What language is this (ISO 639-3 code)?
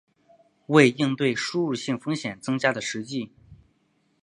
zho